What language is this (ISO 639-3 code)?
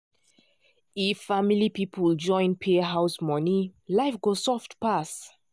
pcm